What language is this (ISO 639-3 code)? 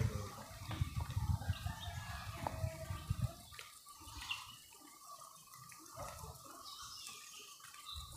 tam